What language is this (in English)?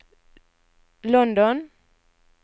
Norwegian